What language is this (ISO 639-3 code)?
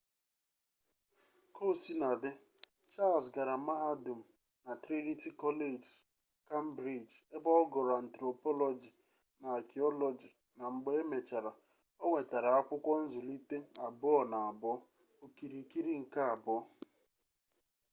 ibo